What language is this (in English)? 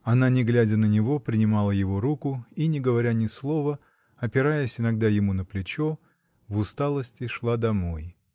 Russian